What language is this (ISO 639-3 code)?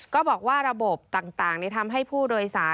tha